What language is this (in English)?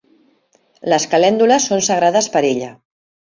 Catalan